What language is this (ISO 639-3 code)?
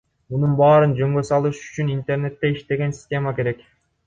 kir